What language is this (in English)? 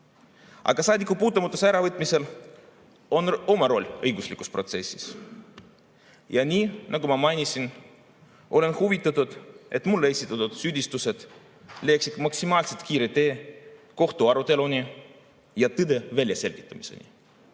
Estonian